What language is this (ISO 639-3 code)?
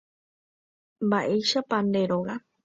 grn